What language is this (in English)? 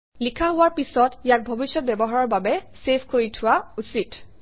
Assamese